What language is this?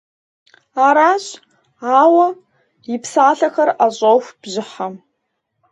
Kabardian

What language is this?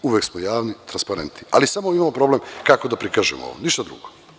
Serbian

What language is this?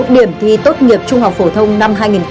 Vietnamese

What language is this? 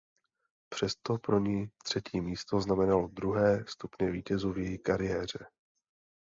Czech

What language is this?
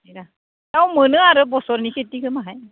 Bodo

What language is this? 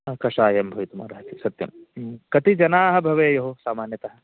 Sanskrit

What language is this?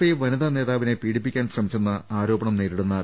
Malayalam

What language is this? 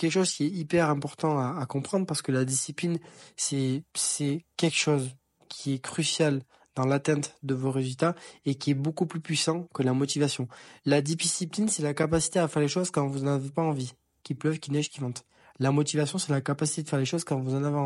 French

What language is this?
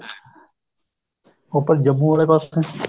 Punjabi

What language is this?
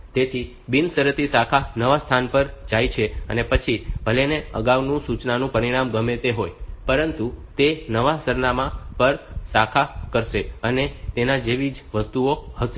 Gujarati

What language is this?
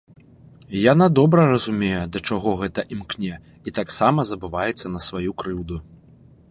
Belarusian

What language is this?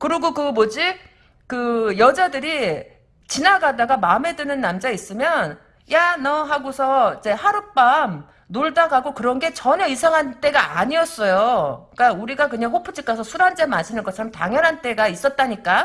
Korean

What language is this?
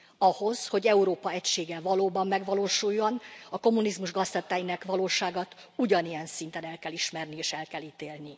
Hungarian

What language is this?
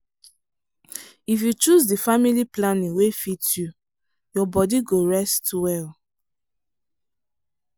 Nigerian Pidgin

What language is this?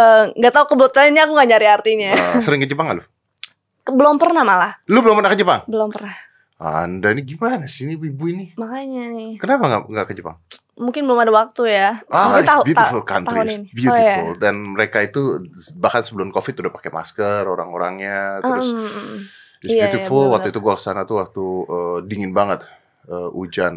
Indonesian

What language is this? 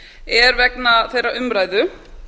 Icelandic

